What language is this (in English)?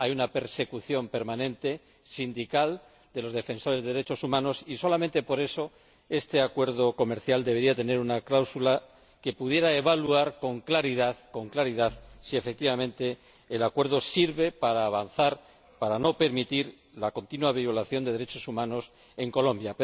Spanish